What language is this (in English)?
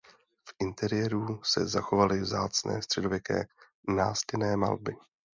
Czech